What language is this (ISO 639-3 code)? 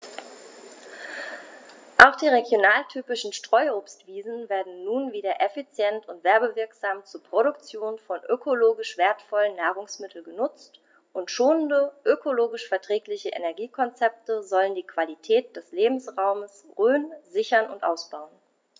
deu